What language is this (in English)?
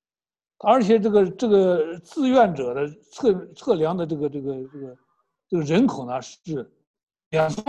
Chinese